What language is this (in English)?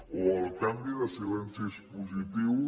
Catalan